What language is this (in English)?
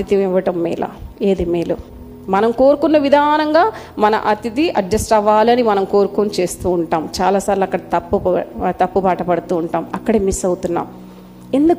Telugu